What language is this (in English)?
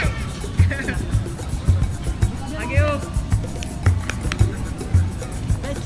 Indonesian